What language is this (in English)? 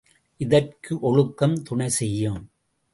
Tamil